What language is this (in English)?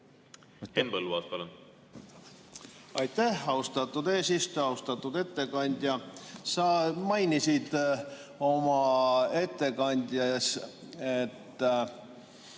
Estonian